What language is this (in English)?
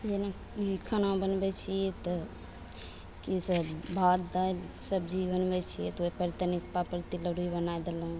Maithili